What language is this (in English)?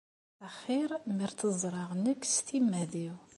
Kabyle